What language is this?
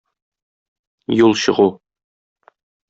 Tatar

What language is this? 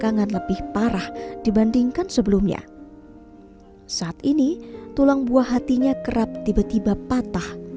Indonesian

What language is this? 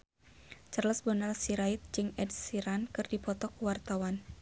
Sundanese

